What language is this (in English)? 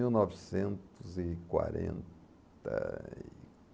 Portuguese